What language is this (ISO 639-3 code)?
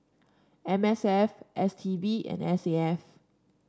eng